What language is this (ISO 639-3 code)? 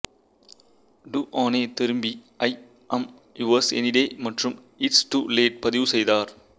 tam